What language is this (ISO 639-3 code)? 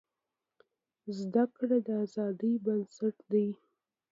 pus